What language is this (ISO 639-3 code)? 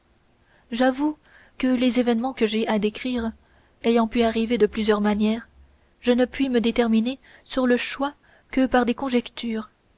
fra